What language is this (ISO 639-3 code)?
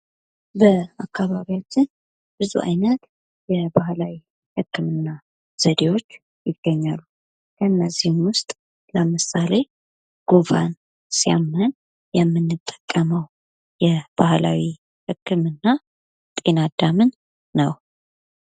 amh